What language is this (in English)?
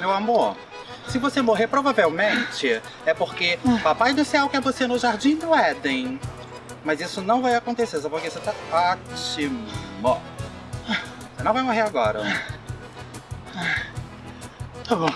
Portuguese